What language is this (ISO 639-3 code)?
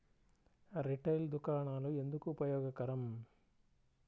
tel